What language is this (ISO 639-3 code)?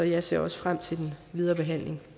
dan